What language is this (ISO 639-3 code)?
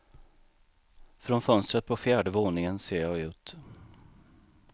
swe